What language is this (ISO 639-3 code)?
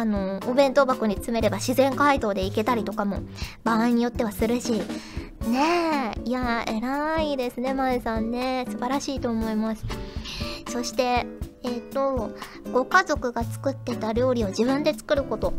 jpn